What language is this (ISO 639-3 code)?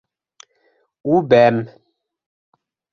bak